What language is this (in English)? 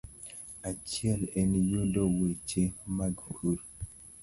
Luo (Kenya and Tanzania)